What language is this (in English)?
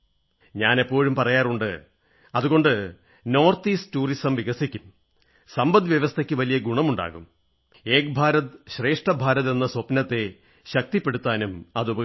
Malayalam